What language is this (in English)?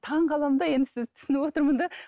Kazakh